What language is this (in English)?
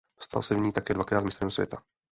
Czech